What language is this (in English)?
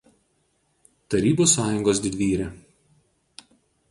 Lithuanian